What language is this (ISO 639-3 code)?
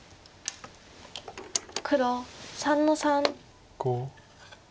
jpn